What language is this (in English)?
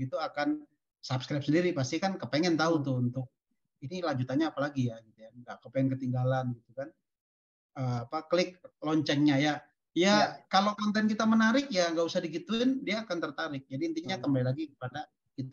Indonesian